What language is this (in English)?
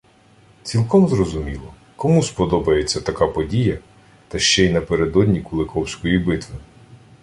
Ukrainian